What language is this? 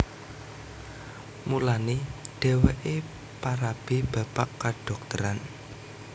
Javanese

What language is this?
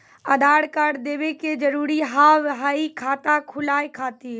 Maithili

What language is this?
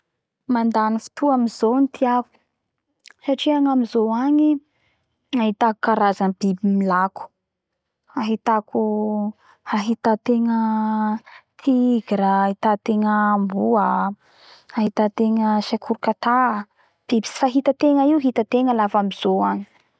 Bara Malagasy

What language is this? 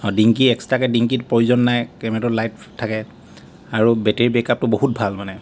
Assamese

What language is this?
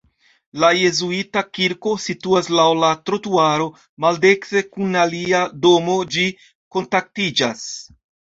Esperanto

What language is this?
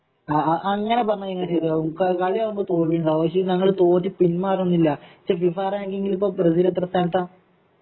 Malayalam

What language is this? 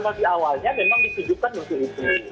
Indonesian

